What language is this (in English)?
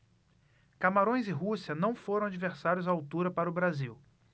Portuguese